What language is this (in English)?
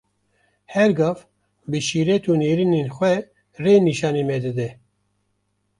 Kurdish